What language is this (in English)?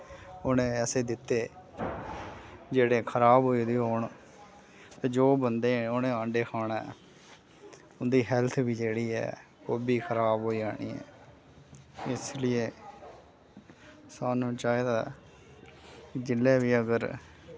Dogri